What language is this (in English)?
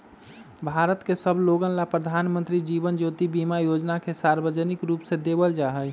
Magahi